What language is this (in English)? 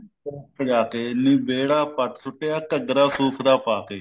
Punjabi